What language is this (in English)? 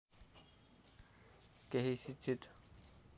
Nepali